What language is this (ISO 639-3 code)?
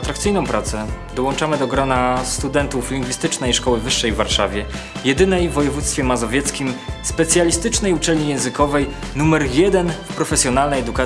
pol